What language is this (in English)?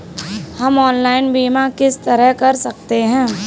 Hindi